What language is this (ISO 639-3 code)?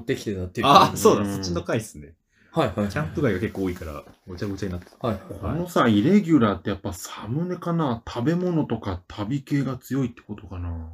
jpn